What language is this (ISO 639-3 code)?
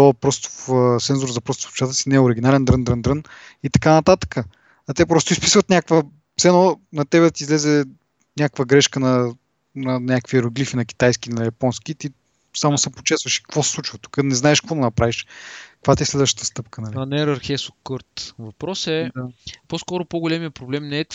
bul